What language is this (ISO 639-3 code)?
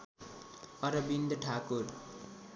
nep